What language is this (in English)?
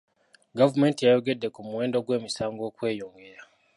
Ganda